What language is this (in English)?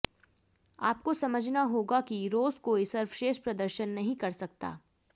Hindi